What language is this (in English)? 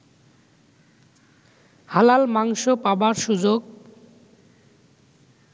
Bangla